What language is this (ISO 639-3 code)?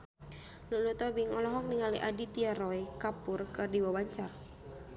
sun